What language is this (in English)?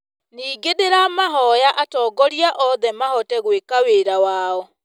Kikuyu